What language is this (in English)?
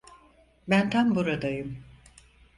Turkish